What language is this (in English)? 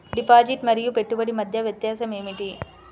Telugu